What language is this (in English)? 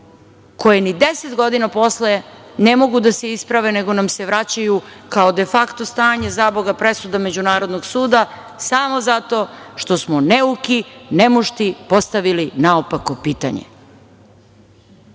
Serbian